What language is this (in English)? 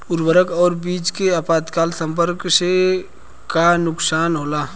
Bhojpuri